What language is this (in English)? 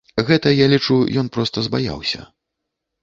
Belarusian